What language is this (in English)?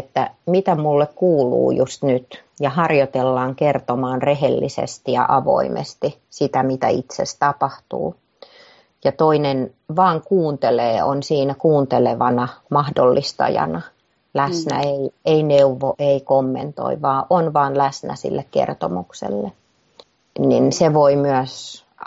Finnish